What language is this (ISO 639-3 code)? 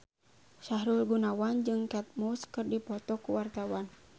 sun